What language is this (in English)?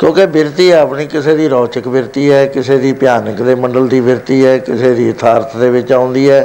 Punjabi